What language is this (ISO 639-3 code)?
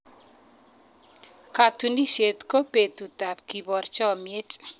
kln